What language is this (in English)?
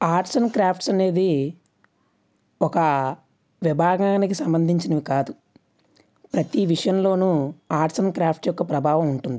Telugu